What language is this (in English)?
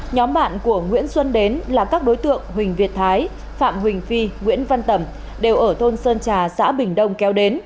Vietnamese